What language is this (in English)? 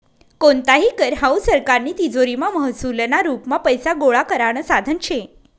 Marathi